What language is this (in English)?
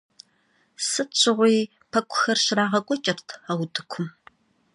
Kabardian